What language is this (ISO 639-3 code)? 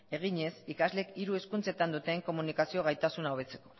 eus